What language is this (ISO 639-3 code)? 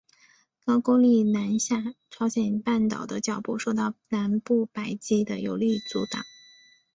zho